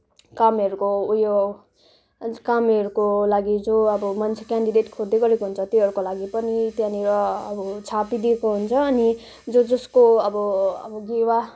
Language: Nepali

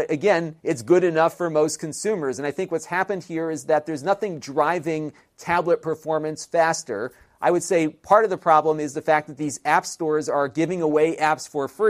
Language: English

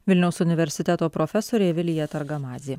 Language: Lithuanian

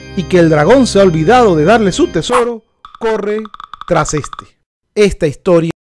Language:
Spanish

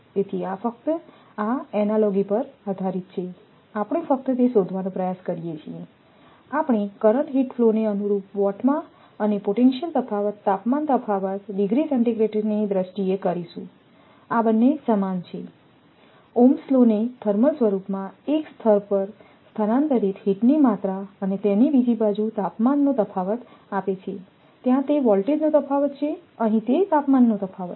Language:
Gujarati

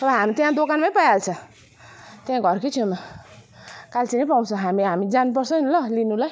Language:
Nepali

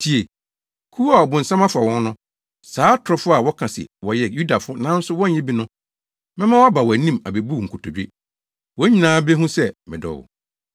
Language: Akan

